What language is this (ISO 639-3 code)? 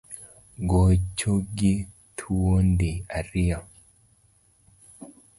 luo